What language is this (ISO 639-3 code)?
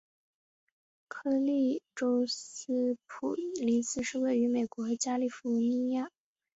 zho